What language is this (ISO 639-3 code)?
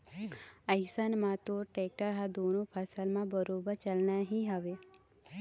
hne